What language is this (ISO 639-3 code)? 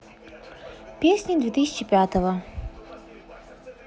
rus